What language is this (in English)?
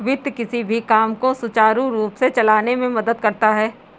Hindi